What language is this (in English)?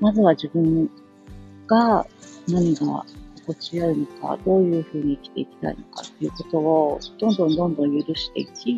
Japanese